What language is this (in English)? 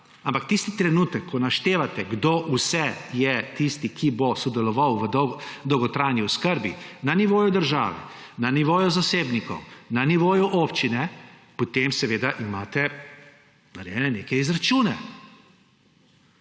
Slovenian